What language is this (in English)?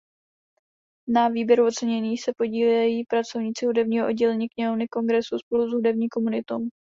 Czech